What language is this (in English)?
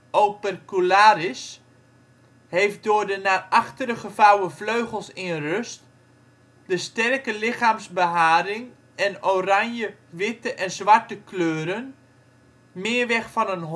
Dutch